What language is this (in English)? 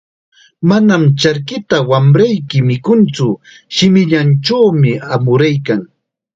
Chiquián Ancash Quechua